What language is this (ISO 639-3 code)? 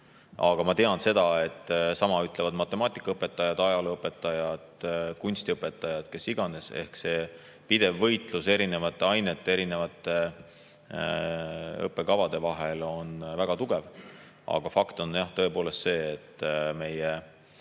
est